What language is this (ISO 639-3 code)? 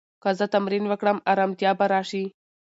pus